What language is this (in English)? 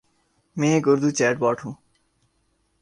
Urdu